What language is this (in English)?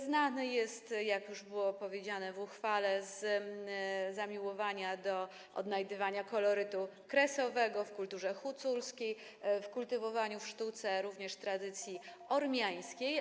Polish